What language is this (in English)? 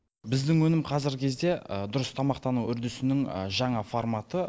Kazakh